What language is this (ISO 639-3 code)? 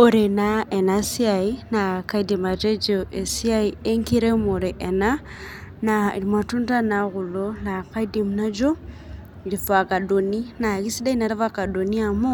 mas